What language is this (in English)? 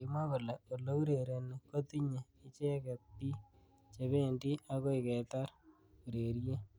Kalenjin